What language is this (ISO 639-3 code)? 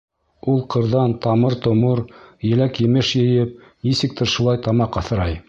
bak